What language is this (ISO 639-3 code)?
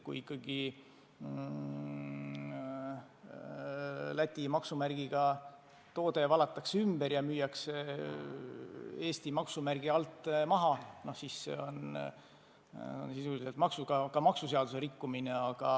est